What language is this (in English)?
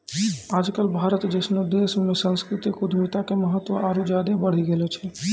Maithili